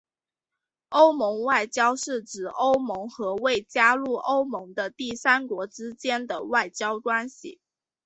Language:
Chinese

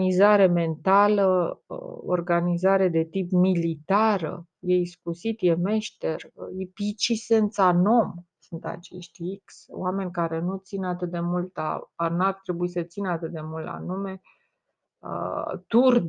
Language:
Romanian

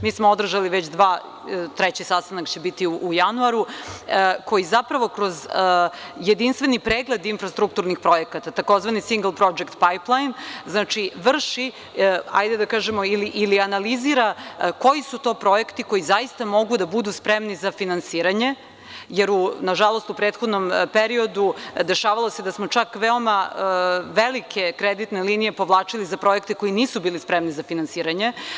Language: Serbian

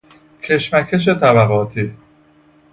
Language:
Persian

